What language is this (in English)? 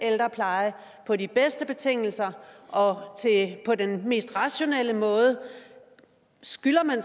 Danish